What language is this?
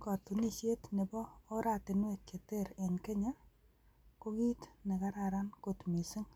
Kalenjin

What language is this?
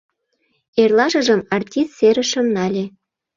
Mari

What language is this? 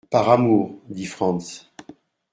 French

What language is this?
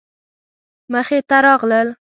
Pashto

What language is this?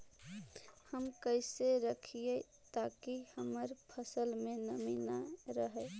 Magahi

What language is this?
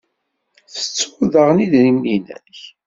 Kabyle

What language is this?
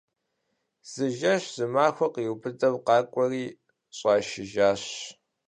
Kabardian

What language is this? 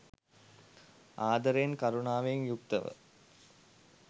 Sinhala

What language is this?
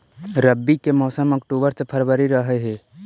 Magahi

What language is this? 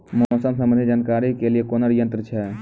Maithili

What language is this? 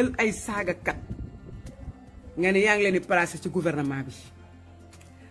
French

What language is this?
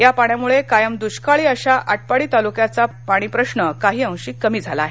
Marathi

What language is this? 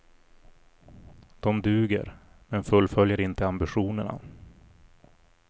Swedish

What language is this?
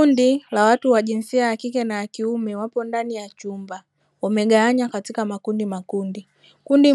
Swahili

